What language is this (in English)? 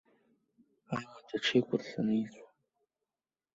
Abkhazian